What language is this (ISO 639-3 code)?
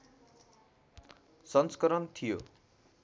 nep